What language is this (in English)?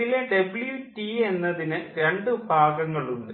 Malayalam